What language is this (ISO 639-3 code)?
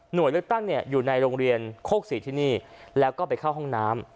tha